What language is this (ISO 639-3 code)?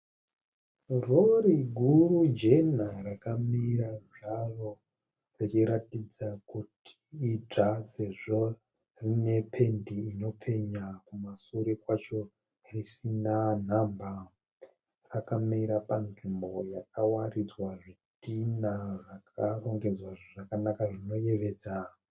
sna